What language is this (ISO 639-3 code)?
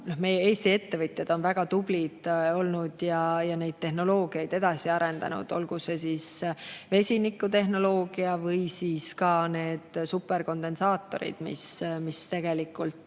est